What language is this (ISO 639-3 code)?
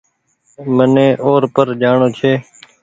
gig